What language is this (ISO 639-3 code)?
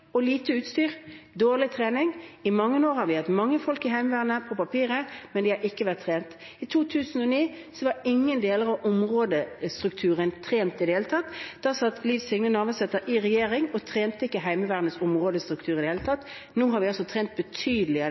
nob